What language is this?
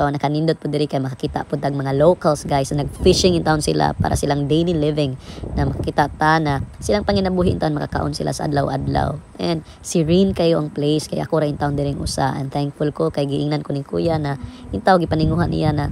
Filipino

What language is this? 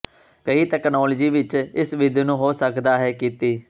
Punjabi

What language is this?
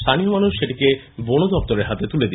Bangla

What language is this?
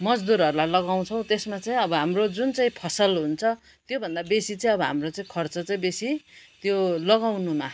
Nepali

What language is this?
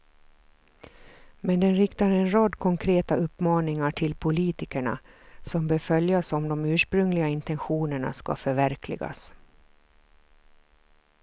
Swedish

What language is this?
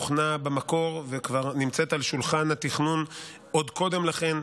Hebrew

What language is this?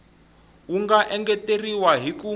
Tsonga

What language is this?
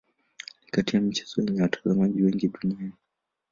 Swahili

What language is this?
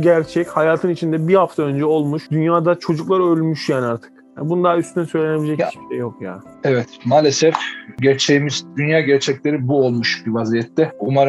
Turkish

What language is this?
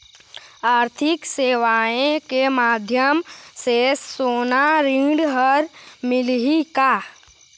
Chhattisgarhi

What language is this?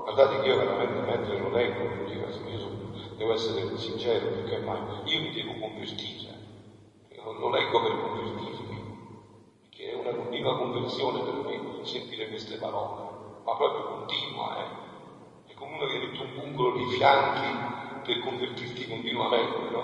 Italian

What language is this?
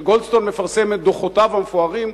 Hebrew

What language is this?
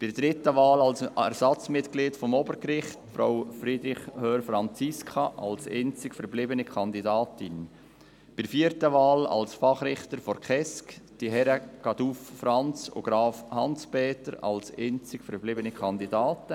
Swiss German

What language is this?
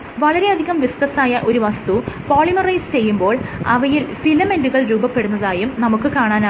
Malayalam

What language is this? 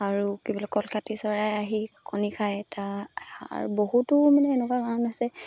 Assamese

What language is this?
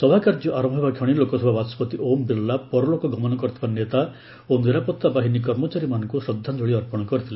Odia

